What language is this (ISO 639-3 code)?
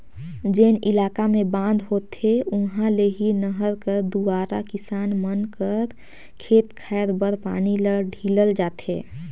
hne